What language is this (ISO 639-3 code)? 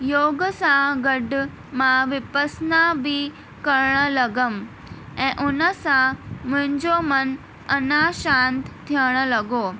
snd